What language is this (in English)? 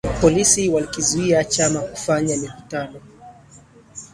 Swahili